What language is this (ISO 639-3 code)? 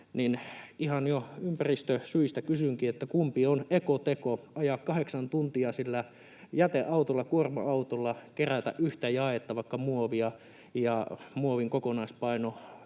fin